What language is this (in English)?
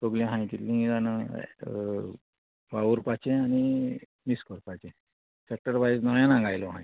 Konkani